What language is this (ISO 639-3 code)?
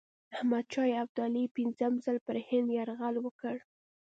pus